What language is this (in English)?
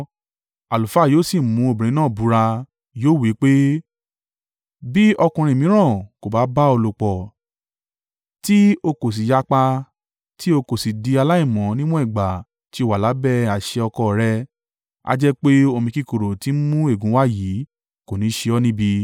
Yoruba